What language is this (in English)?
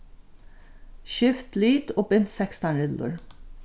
Faroese